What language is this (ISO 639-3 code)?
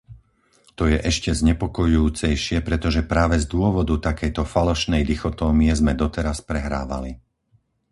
slk